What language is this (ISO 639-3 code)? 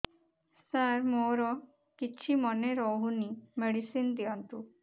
ori